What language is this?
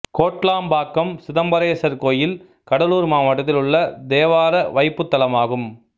Tamil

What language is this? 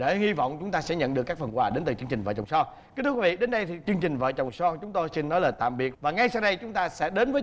Vietnamese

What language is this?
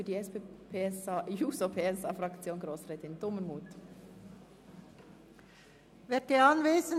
Swiss German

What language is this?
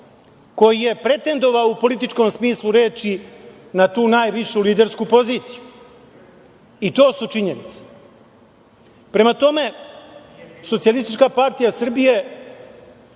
Serbian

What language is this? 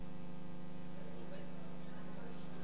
Hebrew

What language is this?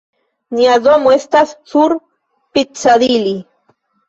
Esperanto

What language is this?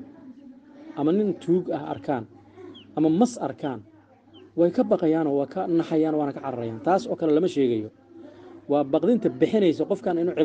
Arabic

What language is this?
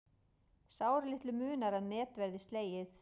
Icelandic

